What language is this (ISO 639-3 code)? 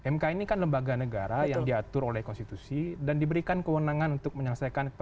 ind